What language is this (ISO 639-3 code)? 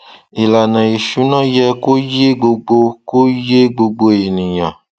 yor